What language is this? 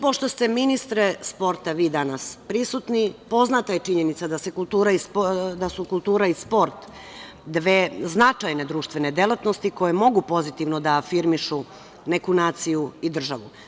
Serbian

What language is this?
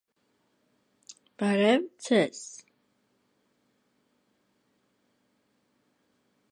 Armenian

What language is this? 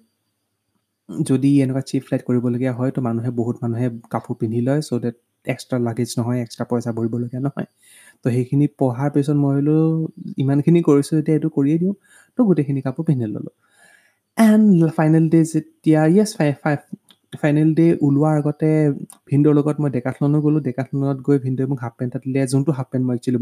Hindi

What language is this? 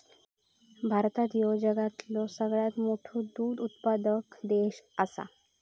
Marathi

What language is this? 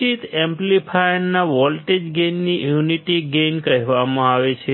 Gujarati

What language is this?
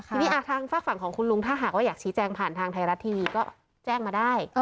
Thai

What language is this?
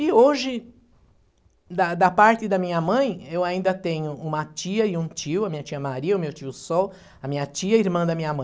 Portuguese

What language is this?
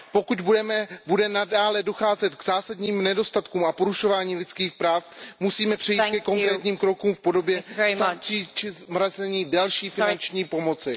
Czech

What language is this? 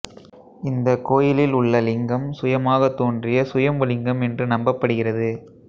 Tamil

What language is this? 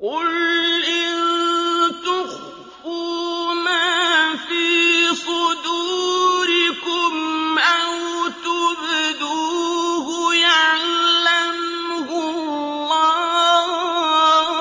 Arabic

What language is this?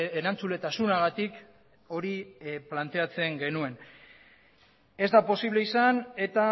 Basque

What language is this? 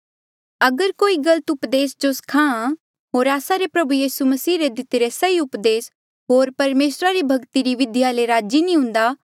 Mandeali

